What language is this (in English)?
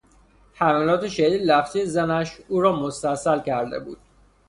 Persian